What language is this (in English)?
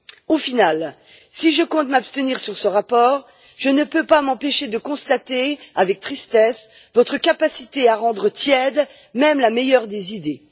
French